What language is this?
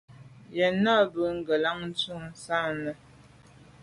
Medumba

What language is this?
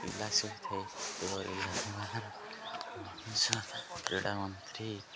Odia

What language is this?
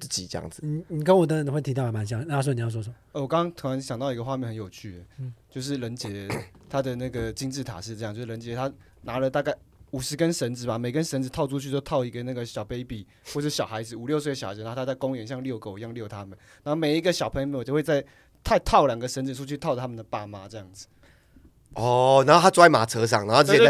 Chinese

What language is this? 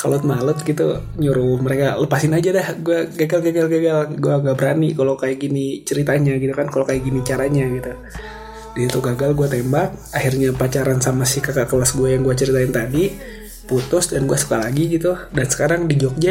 Indonesian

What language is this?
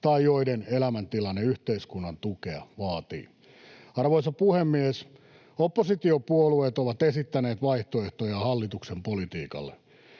Finnish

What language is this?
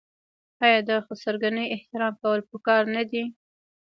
Pashto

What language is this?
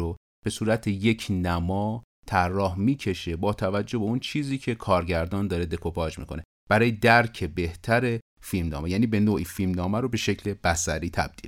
Persian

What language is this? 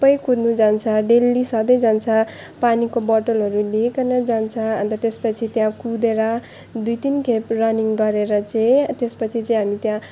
Nepali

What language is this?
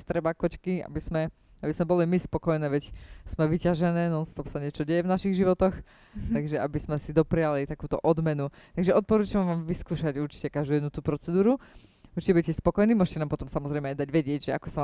Slovak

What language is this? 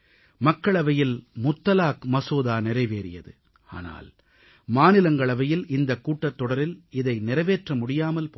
Tamil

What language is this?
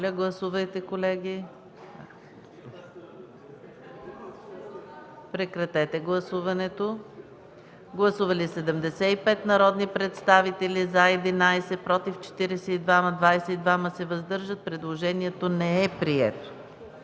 Bulgarian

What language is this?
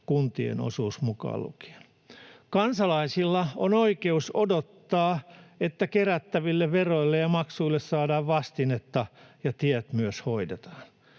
Finnish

